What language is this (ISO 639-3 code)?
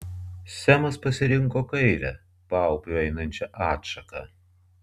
lit